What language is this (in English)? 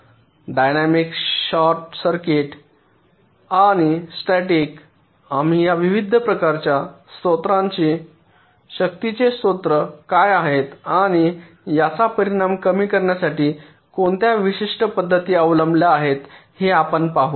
Marathi